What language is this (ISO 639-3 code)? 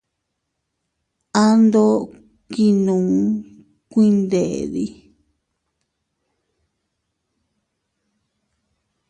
cut